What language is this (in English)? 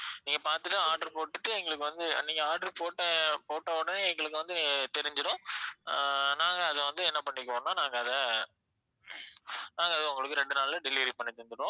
Tamil